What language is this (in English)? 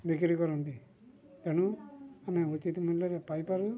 Odia